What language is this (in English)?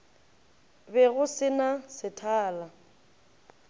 Northern Sotho